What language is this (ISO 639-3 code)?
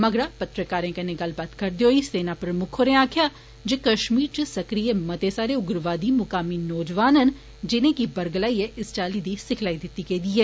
doi